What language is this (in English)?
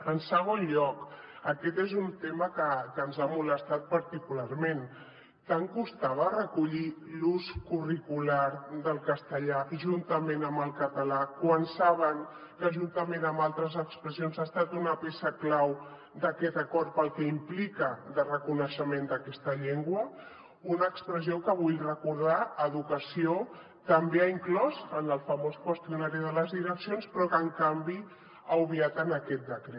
Catalan